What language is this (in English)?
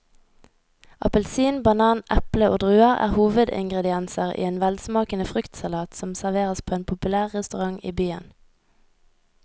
Norwegian